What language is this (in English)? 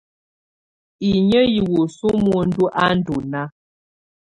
Tunen